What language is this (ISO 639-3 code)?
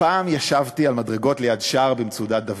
heb